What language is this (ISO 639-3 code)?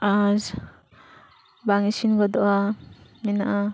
sat